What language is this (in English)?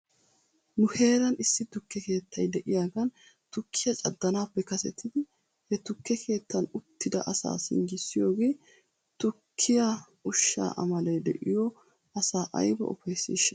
Wolaytta